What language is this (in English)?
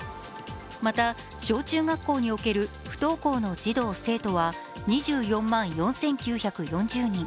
Japanese